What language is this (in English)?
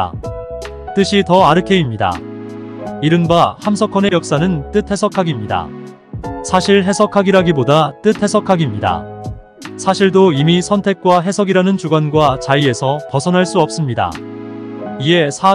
Korean